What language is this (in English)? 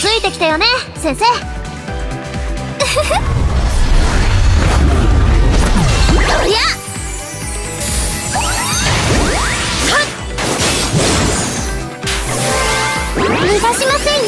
Japanese